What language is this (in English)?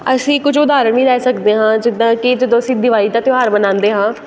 Punjabi